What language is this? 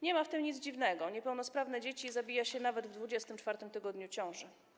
Polish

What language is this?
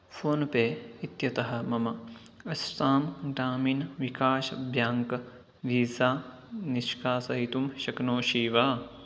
Sanskrit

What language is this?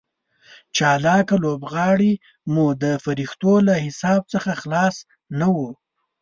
Pashto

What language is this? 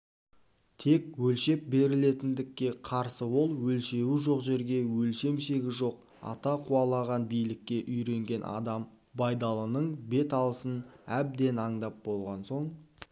Kazakh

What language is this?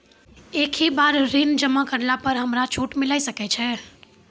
Maithili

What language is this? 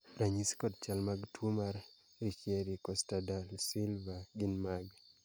Luo (Kenya and Tanzania)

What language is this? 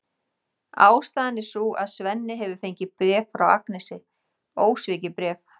Icelandic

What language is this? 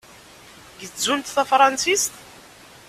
Kabyle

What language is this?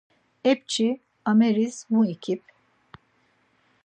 Laz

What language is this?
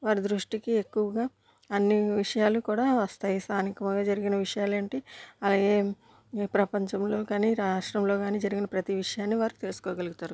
Telugu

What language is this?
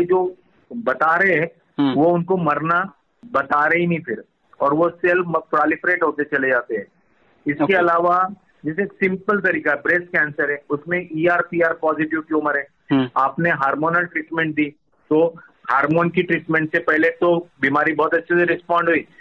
Hindi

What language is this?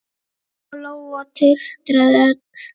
Icelandic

